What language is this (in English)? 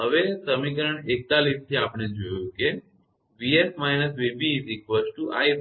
Gujarati